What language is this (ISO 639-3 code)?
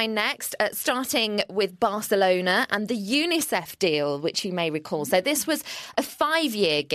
eng